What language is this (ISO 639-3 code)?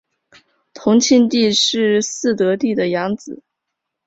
zho